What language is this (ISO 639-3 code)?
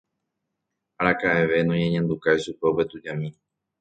grn